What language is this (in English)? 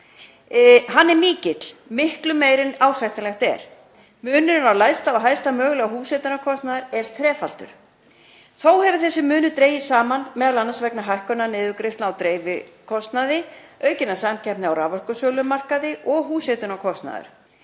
Icelandic